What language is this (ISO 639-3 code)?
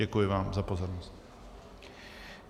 ces